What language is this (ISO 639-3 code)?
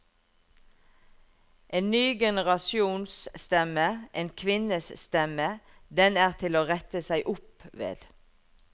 nor